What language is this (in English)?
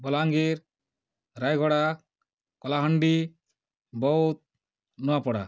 Odia